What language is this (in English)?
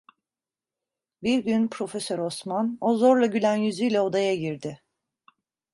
Turkish